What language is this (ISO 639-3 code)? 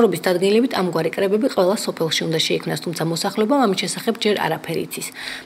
ron